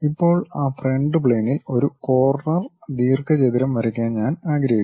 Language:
Malayalam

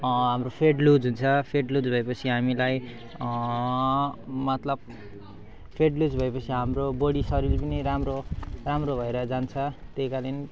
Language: Nepali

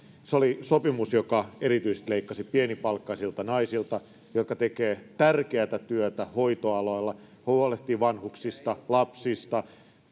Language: Finnish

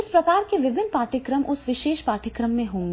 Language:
Hindi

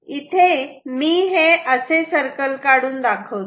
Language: Marathi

